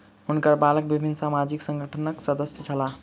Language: Maithili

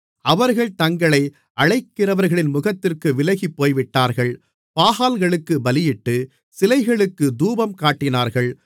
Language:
Tamil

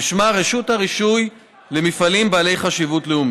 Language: Hebrew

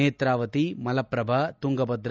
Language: Kannada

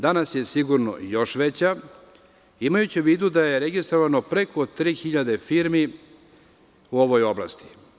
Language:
Serbian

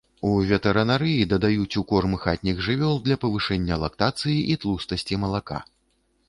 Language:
Belarusian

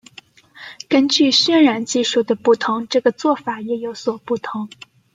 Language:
Chinese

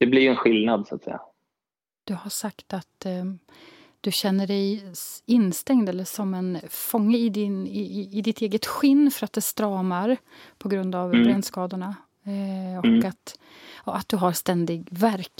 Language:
Swedish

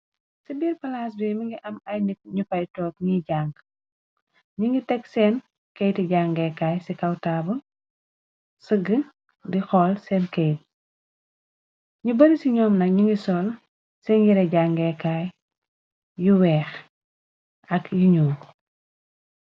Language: Wolof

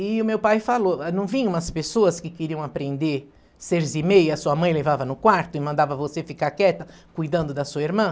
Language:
Portuguese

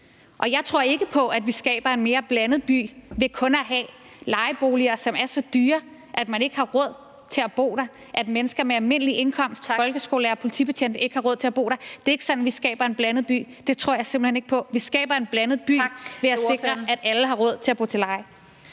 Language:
Danish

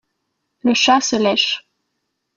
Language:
French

